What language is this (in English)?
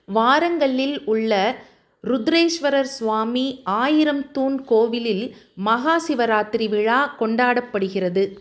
Tamil